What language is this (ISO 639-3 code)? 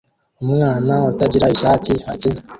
kin